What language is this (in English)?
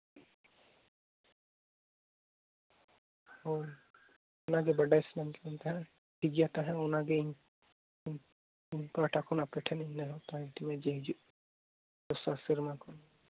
Santali